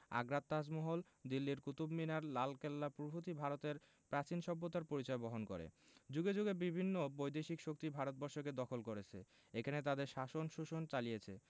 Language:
Bangla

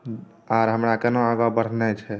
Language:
Maithili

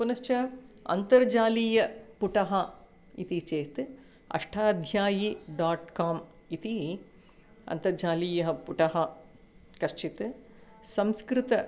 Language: Sanskrit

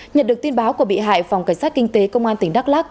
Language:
Vietnamese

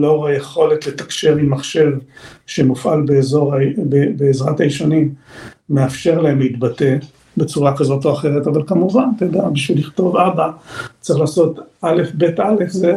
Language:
Hebrew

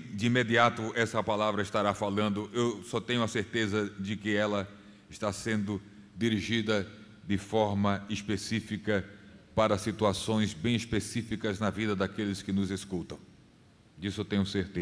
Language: Portuguese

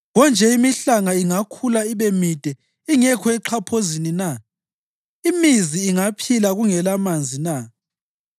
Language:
North Ndebele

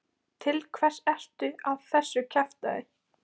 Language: Icelandic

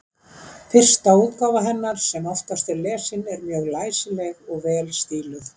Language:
Icelandic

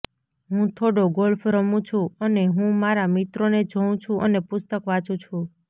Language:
Gujarati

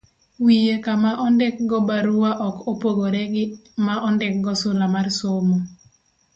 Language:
Luo (Kenya and Tanzania)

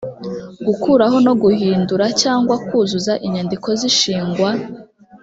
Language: Kinyarwanda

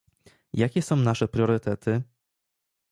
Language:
Polish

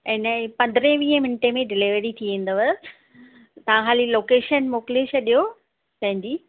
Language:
Sindhi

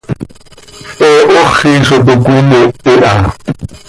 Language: Seri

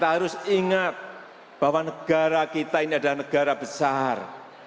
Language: Indonesian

